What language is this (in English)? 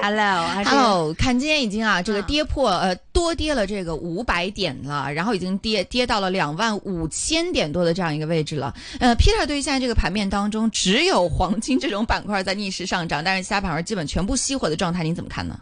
Chinese